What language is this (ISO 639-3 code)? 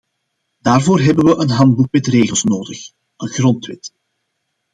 nld